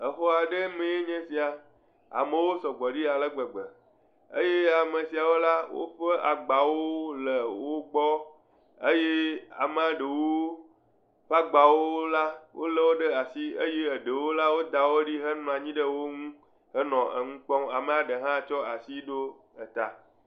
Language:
Ewe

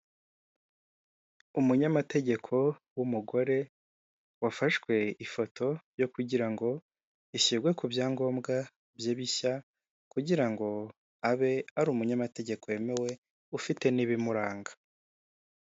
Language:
Kinyarwanda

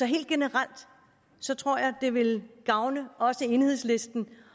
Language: Danish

